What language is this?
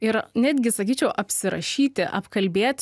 Lithuanian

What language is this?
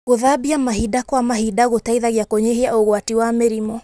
Kikuyu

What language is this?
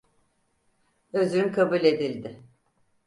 Turkish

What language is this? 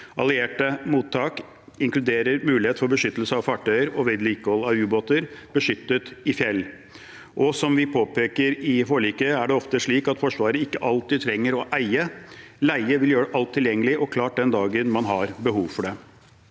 Norwegian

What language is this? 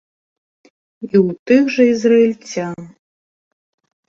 Belarusian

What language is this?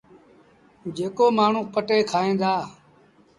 Sindhi Bhil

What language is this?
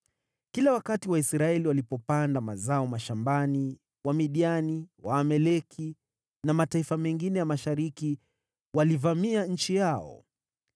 Swahili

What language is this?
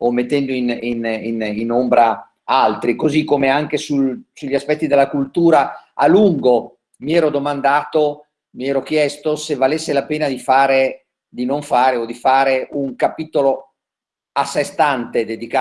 Italian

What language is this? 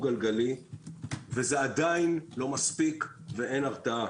Hebrew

